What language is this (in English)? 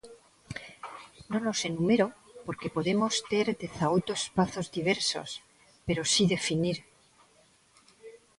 Galician